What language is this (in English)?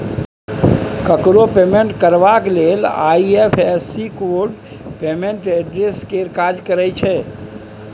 Maithili